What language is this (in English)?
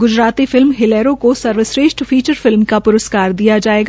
Hindi